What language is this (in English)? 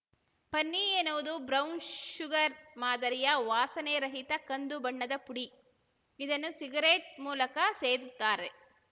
Kannada